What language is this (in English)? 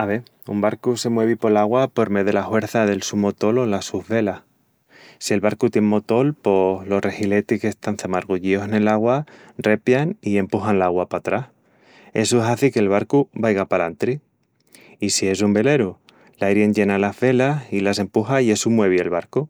Extremaduran